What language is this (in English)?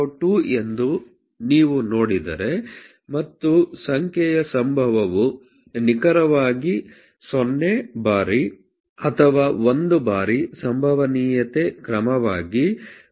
Kannada